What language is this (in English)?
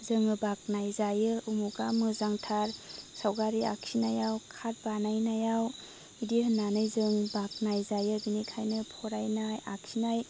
Bodo